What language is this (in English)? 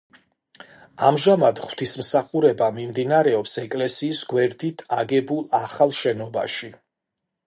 Georgian